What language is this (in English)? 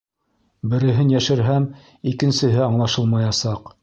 Bashkir